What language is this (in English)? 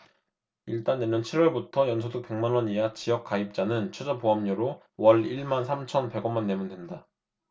Korean